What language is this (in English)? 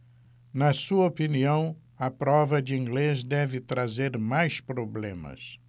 Portuguese